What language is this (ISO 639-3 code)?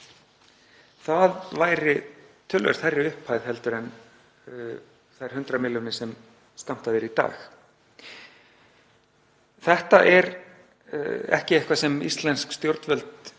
isl